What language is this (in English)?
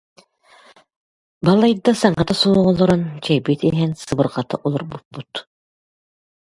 Yakut